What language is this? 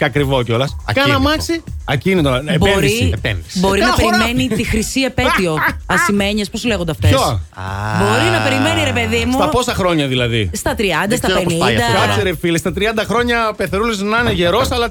Greek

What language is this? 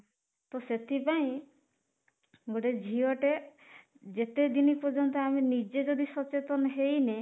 Odia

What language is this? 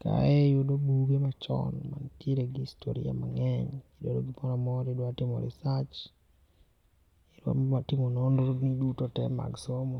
Luo (Kenya and Tanzania)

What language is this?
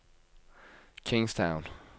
Norwegian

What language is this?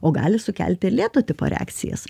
Lithuanian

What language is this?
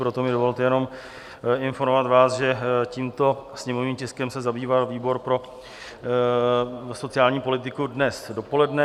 Czech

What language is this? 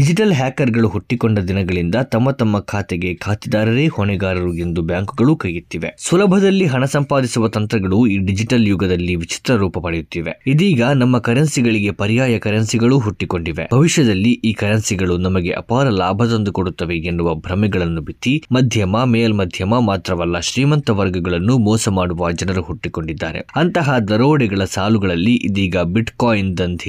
Kannada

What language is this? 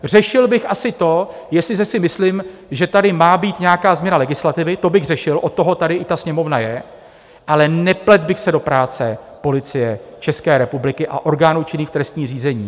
Czech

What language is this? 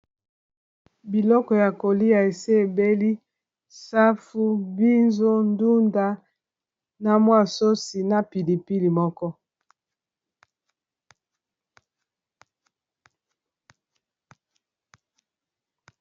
Lingala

